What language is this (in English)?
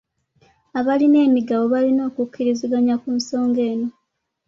Ganda